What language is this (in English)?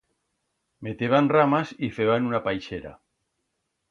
Aragonese